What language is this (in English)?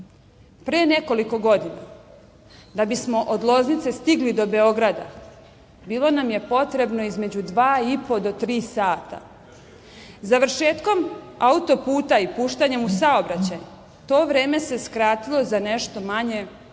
Serbian